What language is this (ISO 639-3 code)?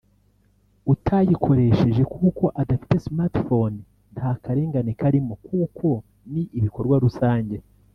kin